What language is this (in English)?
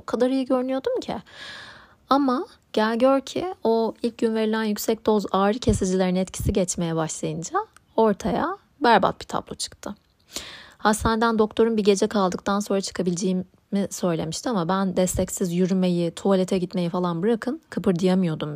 Turkish